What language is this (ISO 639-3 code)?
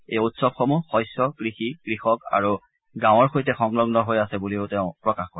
asm